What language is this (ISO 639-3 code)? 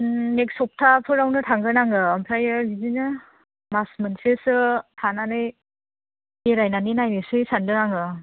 brx